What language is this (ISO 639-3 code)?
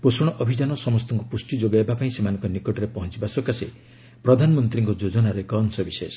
ori